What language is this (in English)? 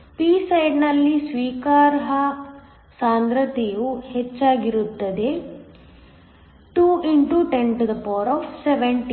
Kannada